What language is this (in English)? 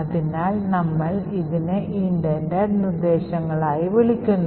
Malayalam